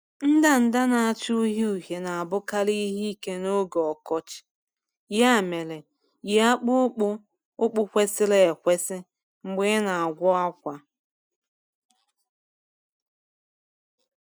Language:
Igbo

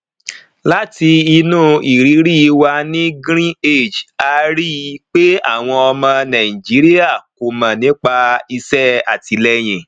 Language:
Yoruba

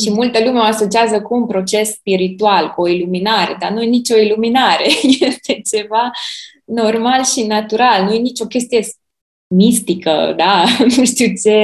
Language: Romanian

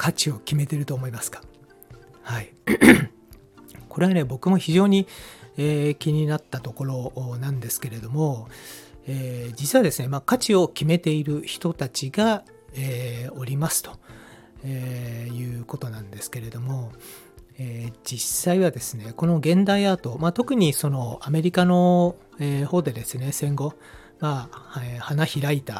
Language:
Japanese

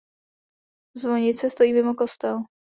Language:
Czech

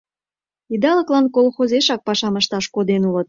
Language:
Mari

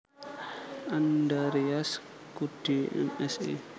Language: Javanese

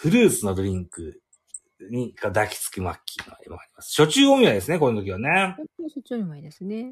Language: Japanese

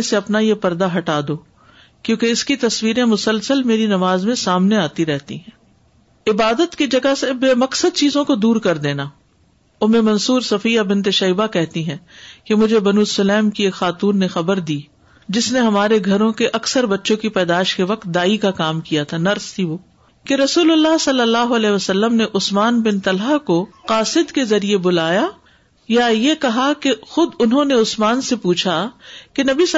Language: Urdu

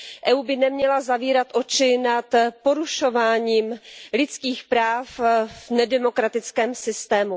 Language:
Czech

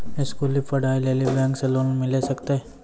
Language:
Maithili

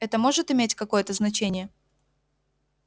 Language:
Russian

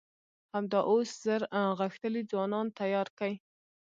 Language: Pashto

